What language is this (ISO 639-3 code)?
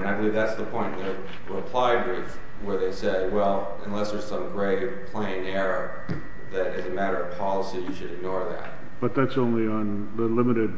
eng